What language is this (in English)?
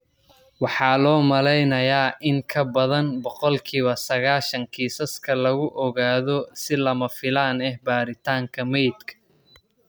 Somali